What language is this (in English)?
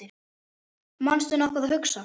Icelandic